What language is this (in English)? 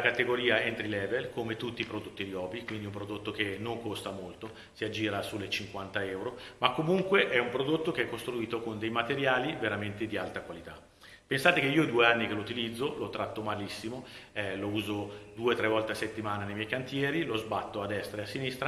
Italian